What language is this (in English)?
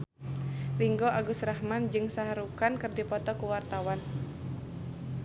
Sundanese